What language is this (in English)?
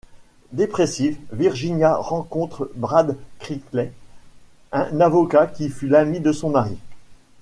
French